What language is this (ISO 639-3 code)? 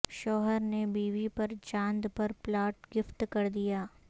urd